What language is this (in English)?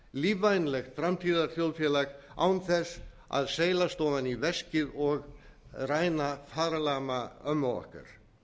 Icelandic